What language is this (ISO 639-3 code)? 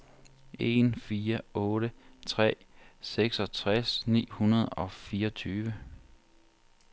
dan